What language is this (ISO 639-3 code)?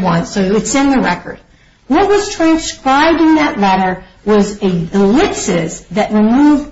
eng